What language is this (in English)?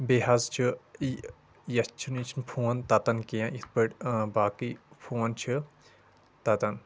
Kashmiri